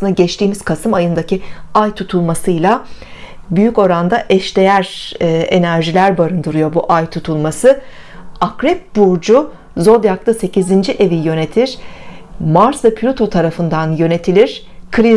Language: Turkish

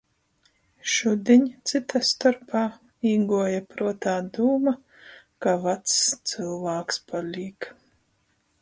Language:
Latgalian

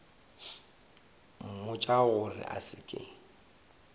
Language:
Northern Sotho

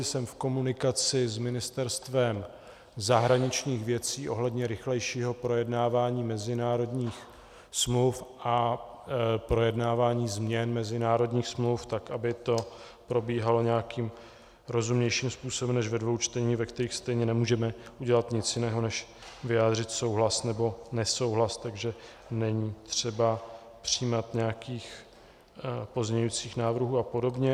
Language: Czech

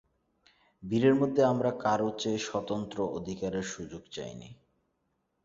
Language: Bangla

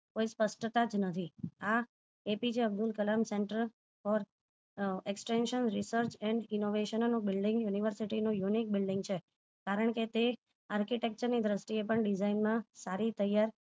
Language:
Gujarati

